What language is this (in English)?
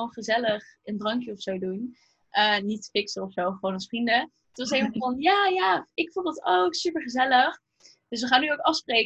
Dutch